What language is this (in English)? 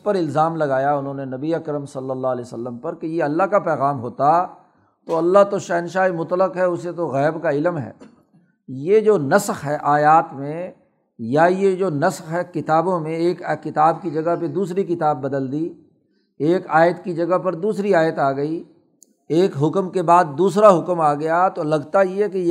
Urdu